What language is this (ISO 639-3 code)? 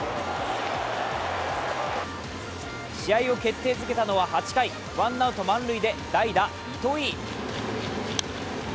jpn